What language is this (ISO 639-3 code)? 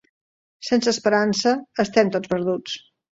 cat